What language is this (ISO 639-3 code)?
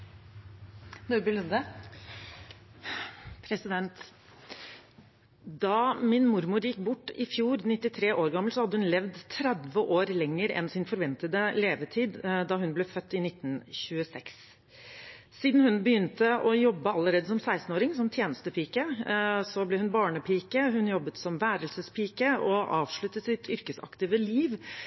nob